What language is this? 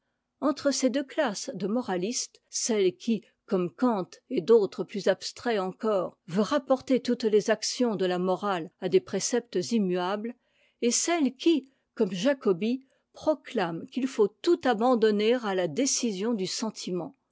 French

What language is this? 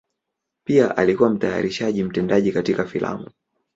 Swahili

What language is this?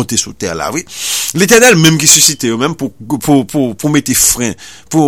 French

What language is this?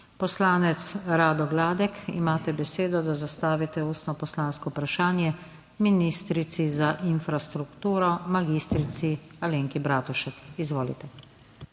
Slovenian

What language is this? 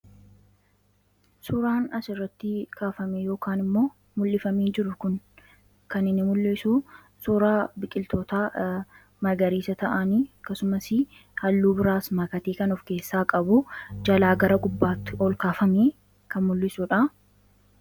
Oromo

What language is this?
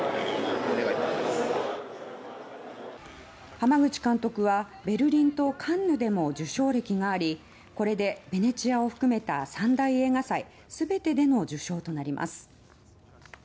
Japanese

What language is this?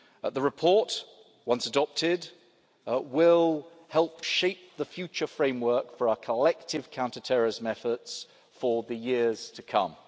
English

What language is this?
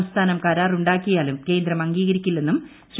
Malayalam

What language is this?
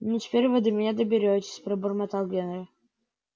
Russian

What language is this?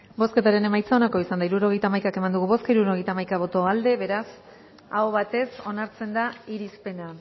Basque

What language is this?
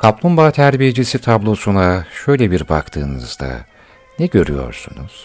Turkish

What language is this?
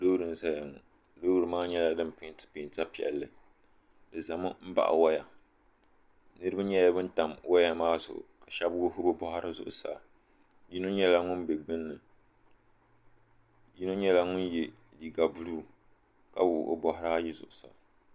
Dagbani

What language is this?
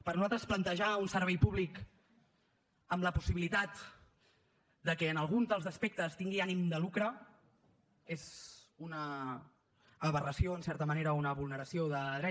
Catalan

